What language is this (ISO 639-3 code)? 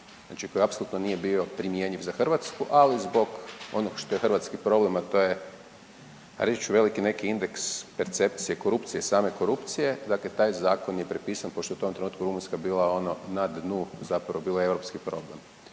hrv